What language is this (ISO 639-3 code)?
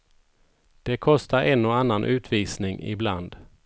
swe